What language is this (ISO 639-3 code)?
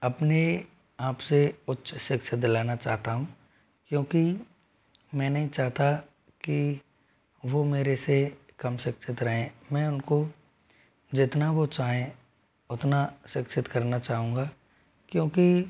hin